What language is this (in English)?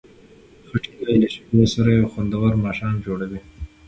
Pashto